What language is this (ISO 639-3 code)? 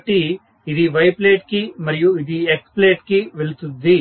tel